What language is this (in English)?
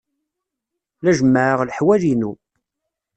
Kabyle